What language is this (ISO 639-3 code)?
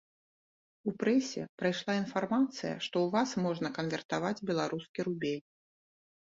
bel